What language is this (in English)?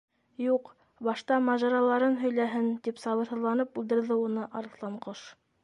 Bashkir